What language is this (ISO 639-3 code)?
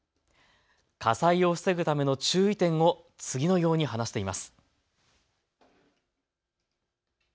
jpn